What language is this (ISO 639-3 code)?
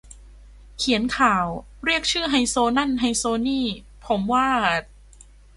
tha